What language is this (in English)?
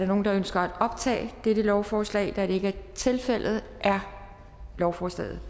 Danish